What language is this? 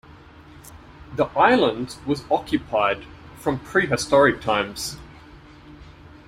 English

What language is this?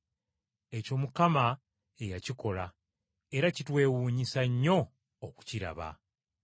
Ganda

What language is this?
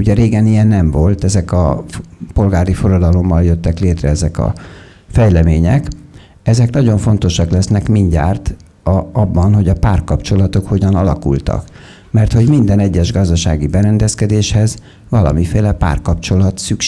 Hungarian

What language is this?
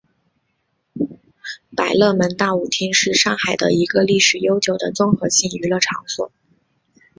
Chinese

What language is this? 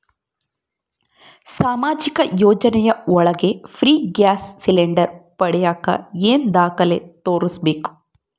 Kannada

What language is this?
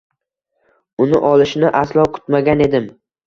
Uzbek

